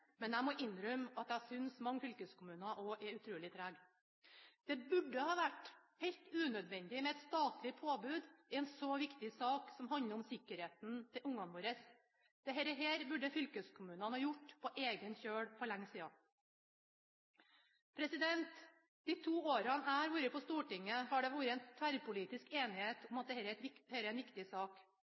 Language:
Norwegian Bokmål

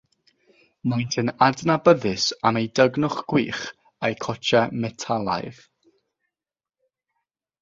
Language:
Welsh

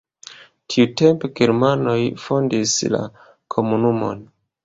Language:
Esperanto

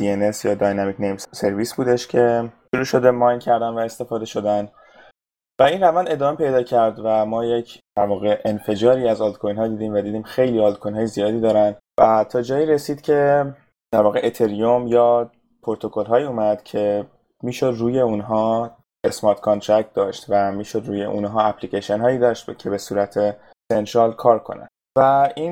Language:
Persian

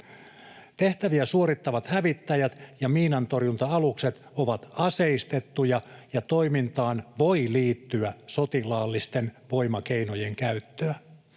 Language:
Finnish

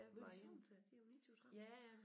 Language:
Danish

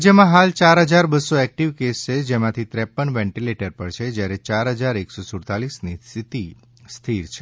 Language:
Gujarati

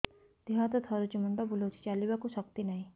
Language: Odia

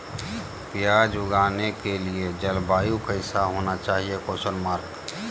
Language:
Magahi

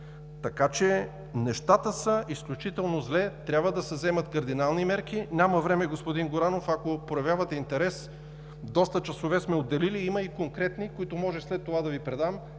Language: Bulgarian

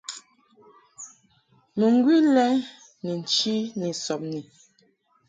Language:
Mungaka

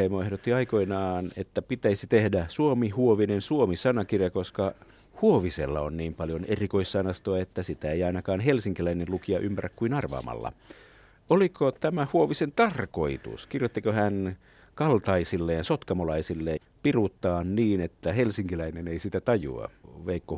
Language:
Finnish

